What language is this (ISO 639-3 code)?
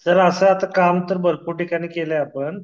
mar